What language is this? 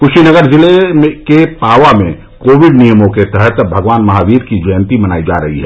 Hindi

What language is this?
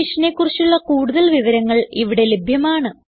Malayalam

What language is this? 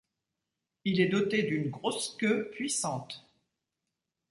French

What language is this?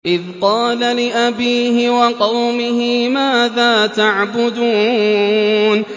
Arabic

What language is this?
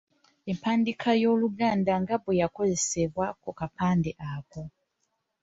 Ganda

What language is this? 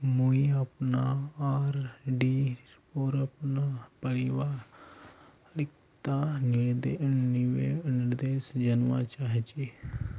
Magahi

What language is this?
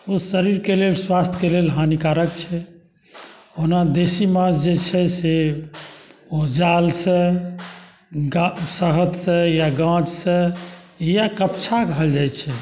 Maithili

